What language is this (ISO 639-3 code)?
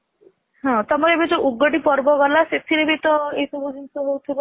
ori